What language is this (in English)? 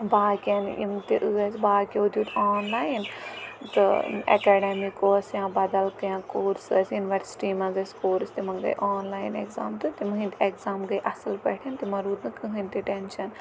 Kashmiri